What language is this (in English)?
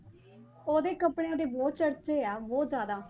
Punjabi